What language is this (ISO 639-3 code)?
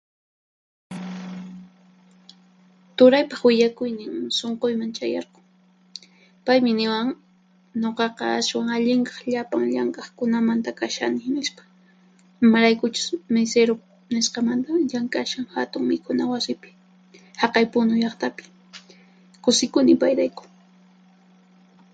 qxp